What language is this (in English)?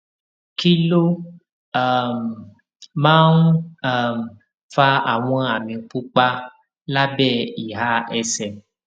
Yoruba